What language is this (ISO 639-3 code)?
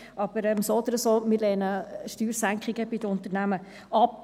gsw